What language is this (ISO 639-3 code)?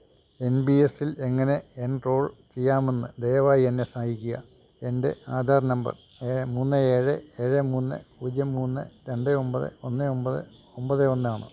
mal